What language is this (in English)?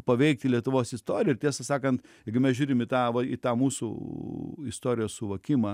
Lithuanian